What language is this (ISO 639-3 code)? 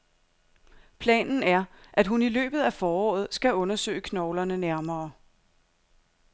dan